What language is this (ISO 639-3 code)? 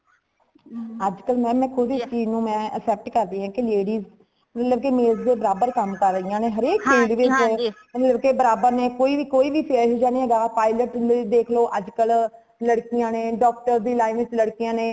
pan